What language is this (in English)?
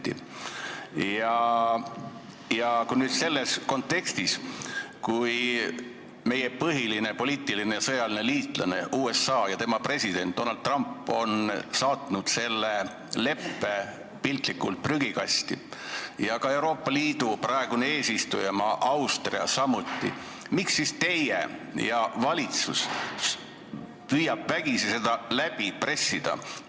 Estonian